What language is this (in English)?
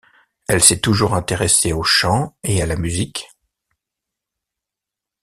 French